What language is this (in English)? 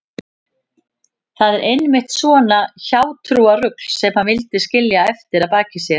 Icelandic